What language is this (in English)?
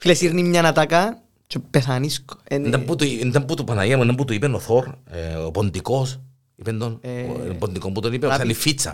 Greek